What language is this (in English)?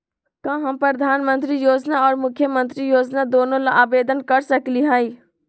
Magahi